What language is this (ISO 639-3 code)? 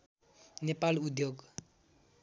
nep